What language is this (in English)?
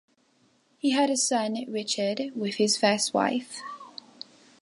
English